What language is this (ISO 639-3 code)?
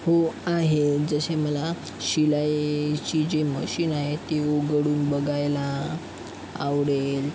mar